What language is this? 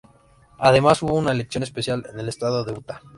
Spanish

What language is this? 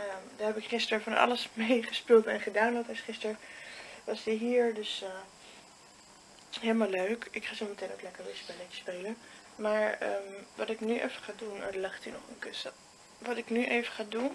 Dutch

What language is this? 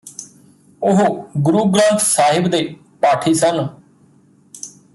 Punjabi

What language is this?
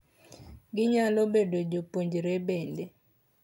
Luo (Kenya and Tanzania)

